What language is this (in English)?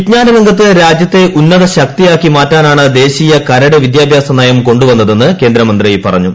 Malayalam